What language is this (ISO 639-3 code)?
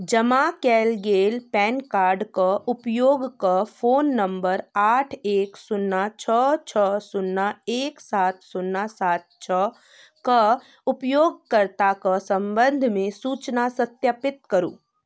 mai